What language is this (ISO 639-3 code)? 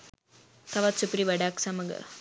sin